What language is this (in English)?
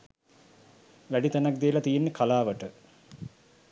Sinhala